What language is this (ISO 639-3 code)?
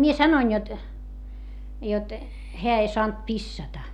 fin